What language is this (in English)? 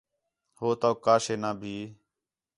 Khetrani